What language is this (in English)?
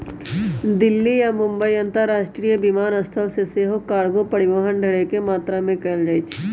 Magahi